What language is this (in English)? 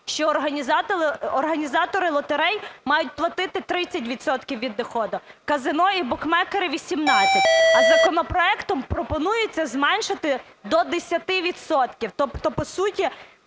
Ukrainian